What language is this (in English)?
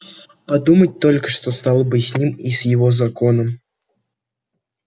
Russian